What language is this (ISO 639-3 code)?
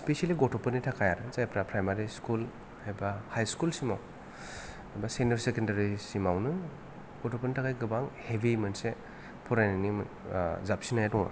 brx